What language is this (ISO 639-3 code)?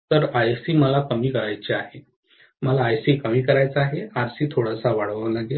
mar